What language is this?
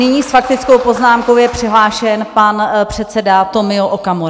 Czech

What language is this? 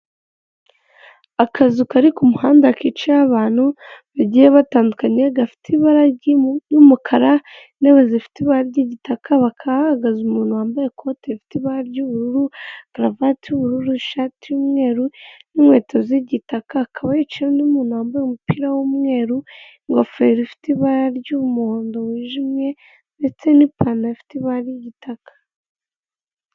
Kinyarwanda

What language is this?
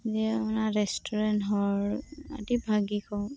Santali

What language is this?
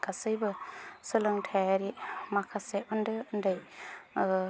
Bodo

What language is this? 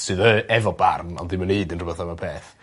Welsh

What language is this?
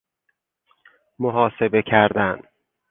Persian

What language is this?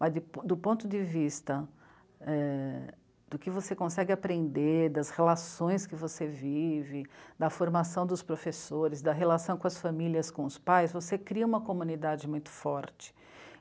Portuguese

